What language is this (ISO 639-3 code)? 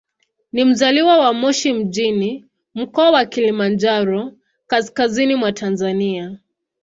swa